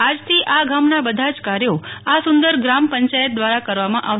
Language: Gujarati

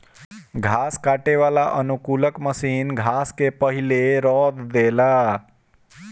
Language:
Bhojpuri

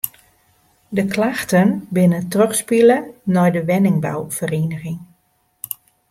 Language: Western Frisian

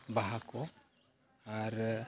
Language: Santali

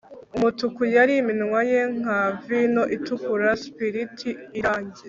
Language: Kinyarwanda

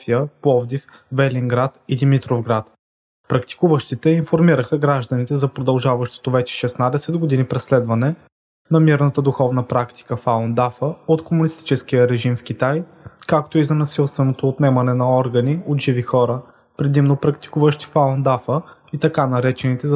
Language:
Bulgarian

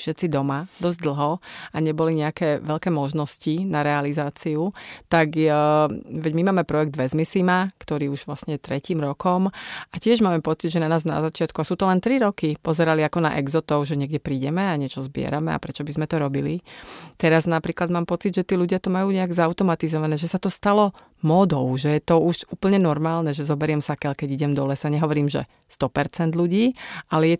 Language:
Slovak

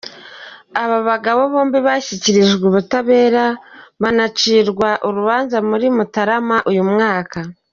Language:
Kinyarwanda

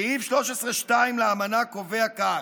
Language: Hebrew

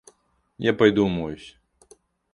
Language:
Russian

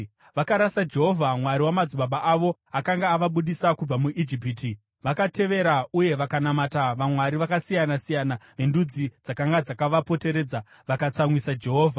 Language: Shona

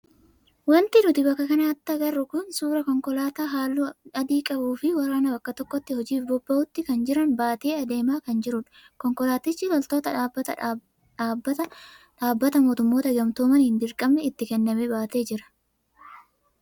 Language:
Oromo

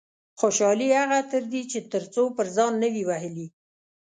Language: Pashto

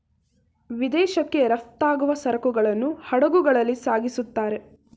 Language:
Kannada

